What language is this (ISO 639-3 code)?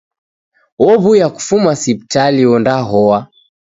dav